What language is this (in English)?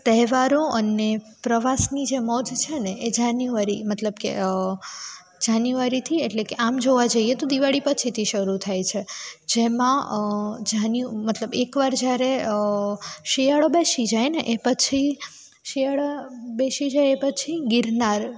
Gujarati